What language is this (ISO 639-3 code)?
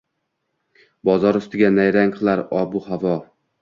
uzb